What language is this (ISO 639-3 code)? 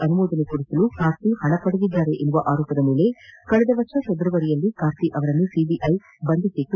kan